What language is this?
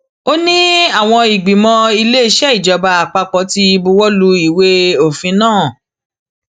Yoruba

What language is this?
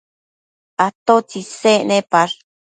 Matsés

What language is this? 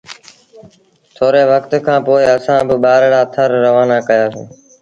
Sindhi Bhil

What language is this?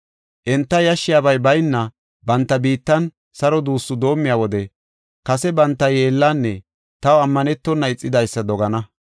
Gofa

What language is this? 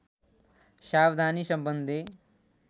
Nepali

